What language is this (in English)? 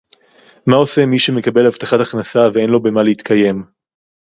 Hebrew